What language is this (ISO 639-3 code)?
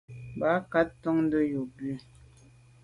byv